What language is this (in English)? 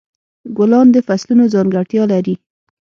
Pashto